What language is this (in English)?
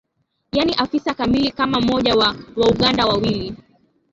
Swahili